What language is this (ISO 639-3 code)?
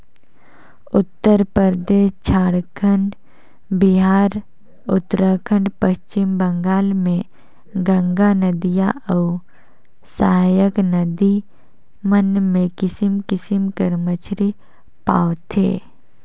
hne